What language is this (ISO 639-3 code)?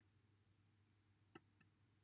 cym